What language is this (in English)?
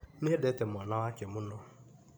Kikuyu